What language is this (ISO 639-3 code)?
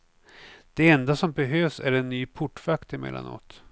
swe